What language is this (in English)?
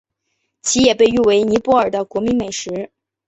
Chinese